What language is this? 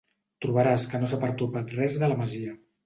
Catalan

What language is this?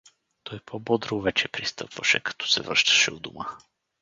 Bulgarian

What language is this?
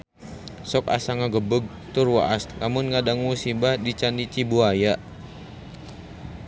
Sundanese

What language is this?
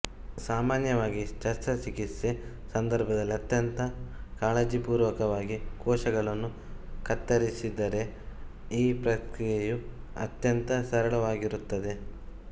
Kannada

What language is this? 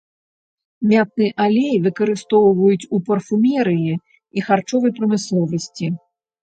Belarusian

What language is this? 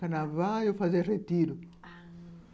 Portuguese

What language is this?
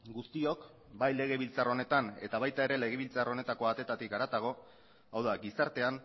Basque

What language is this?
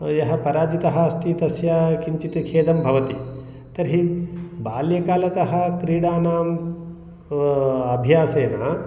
Sanskrit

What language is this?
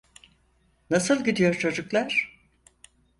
Turkish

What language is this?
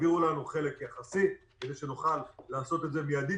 Hebrew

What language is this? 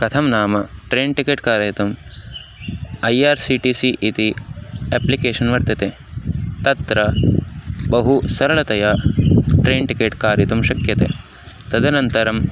Sanskrit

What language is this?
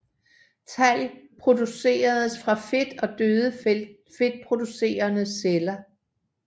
Danish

